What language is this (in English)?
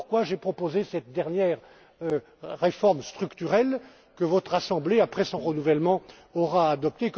French